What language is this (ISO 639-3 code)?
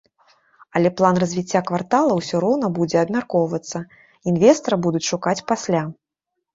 bel